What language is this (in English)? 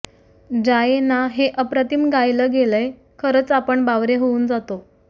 Marathi